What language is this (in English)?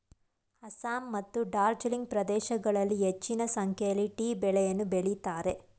Kannada